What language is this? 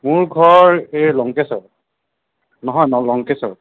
Assamese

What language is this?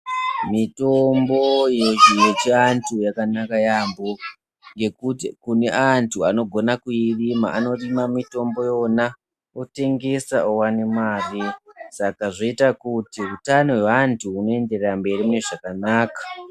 Ndau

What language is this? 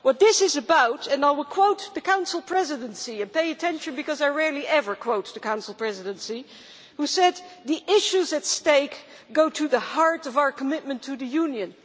English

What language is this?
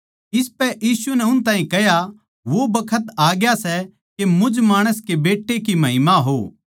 Haryanvi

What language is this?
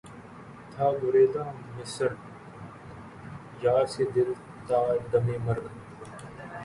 Urdu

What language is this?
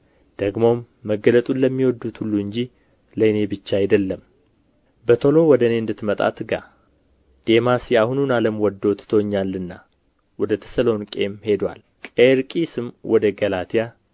Amharic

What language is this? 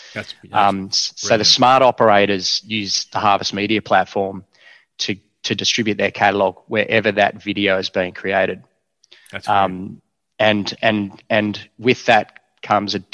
English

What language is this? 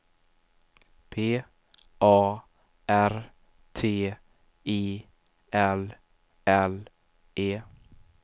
Swedish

